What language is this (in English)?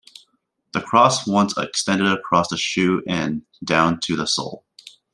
English